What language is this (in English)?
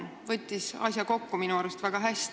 Estonian